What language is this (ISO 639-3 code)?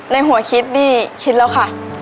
tha